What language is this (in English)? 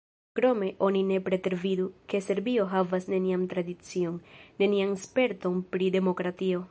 Esperanto